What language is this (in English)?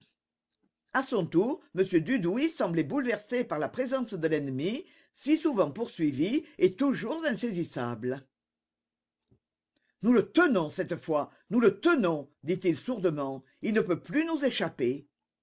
French